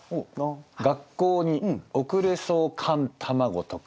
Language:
Japanese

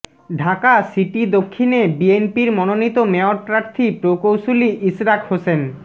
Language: Bangla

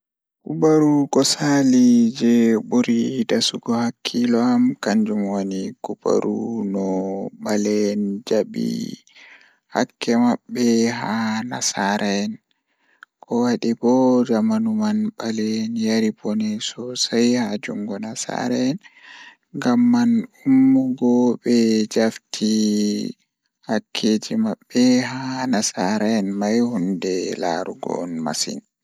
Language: Fula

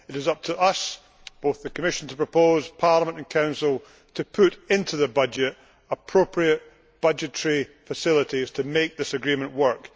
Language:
English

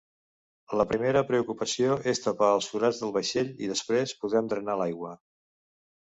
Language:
Catalan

